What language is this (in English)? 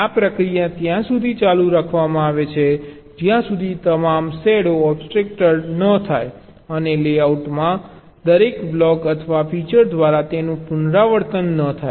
Gujarati